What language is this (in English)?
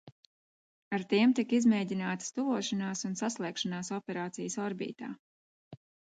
Latvian